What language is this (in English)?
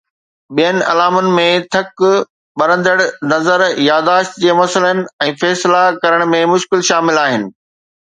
Sindhi